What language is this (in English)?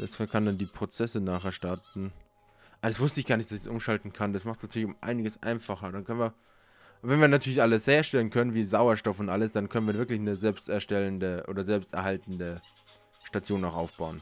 German